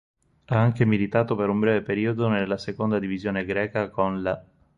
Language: Italian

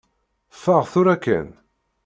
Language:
Kabyle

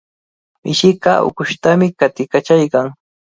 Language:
Cajatambo North Lima Quechua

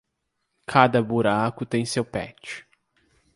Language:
Portuguese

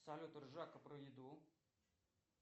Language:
Russian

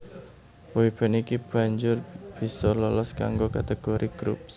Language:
Javanese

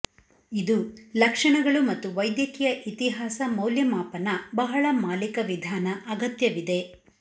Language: Kannada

